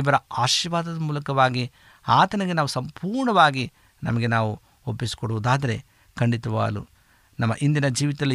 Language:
Kannada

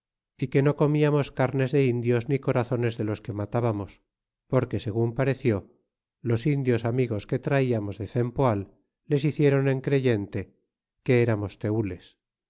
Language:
Spanish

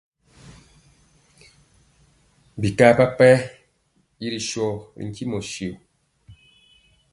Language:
Mpiemo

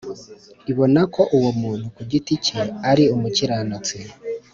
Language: Kinyarwanda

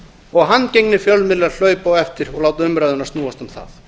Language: Icelandic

